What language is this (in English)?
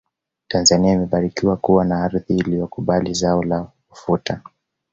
Swahili